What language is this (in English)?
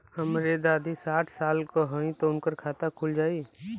Bhojpuri